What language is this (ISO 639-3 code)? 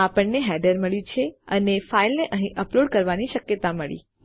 guj